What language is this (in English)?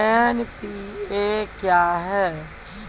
Maithili